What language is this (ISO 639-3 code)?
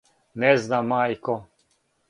srp